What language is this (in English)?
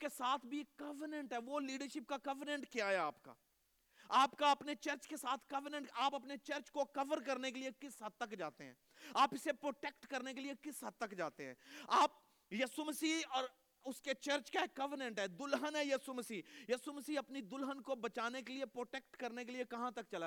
Urdu